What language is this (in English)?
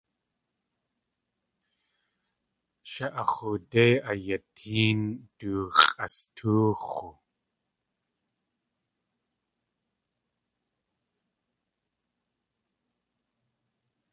Tlingit